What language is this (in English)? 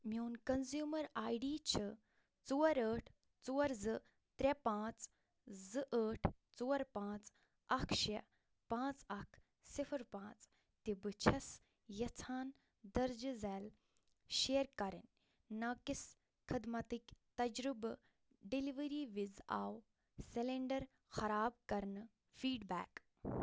Kashmiri